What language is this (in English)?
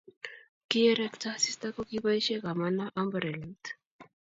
Kalenjin